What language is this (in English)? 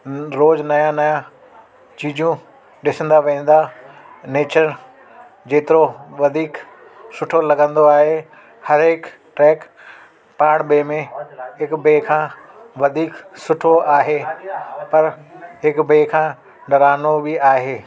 Sindhi